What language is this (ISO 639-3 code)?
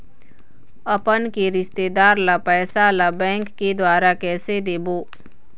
hne